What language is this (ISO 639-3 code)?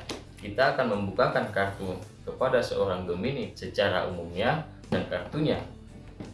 ind